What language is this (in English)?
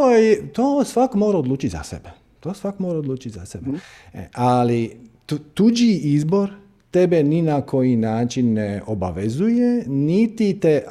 Croatian